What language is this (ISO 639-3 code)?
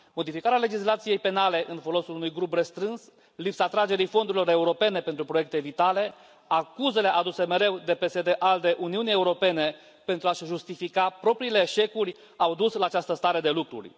ron